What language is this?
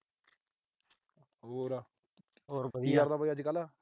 Punjabi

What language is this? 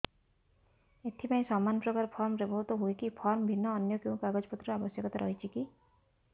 Odia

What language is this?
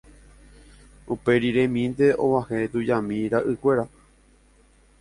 Guarani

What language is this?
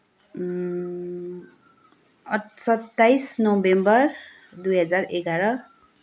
Nepali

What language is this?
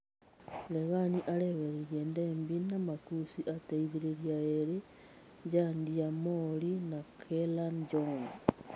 Kikuyu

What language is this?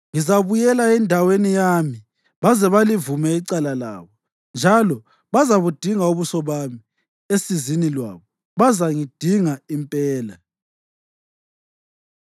North Ndebele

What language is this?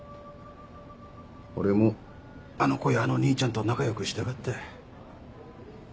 Japanese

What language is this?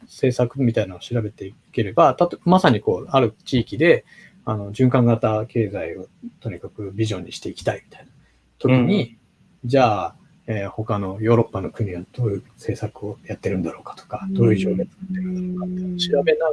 Japanese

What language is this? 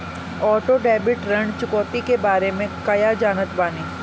Bhojpuri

